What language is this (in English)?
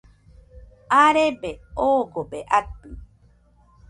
Nüpode Huitoto